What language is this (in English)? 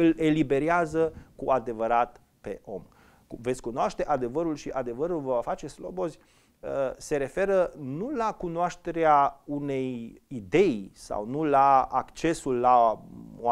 Romanian